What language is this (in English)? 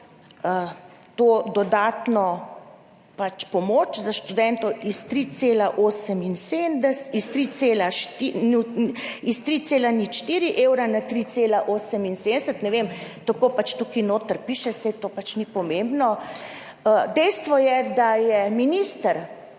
Slovenian